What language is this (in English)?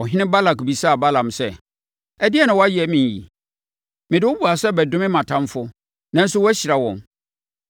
Akan